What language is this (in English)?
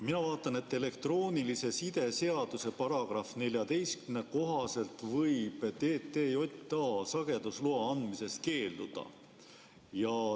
Estonian